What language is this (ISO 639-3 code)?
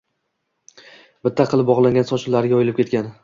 uzb